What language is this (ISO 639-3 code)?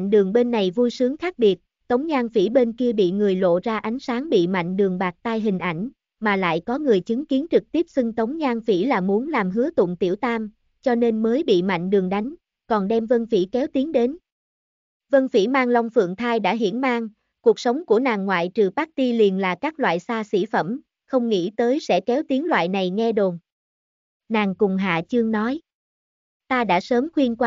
vie